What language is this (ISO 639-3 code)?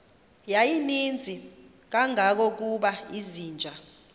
xho